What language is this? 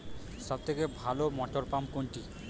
Bangla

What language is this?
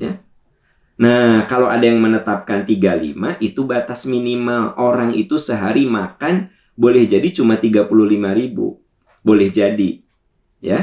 Indonesian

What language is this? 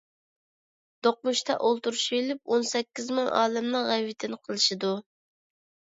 Uyghur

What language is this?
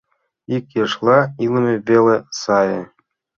Mari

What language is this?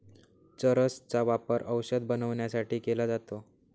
Marathi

